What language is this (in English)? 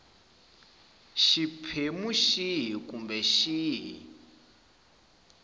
Tsonga